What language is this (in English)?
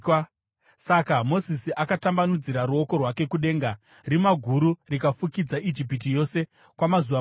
Shona